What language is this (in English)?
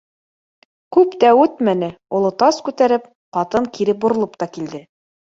Bashkir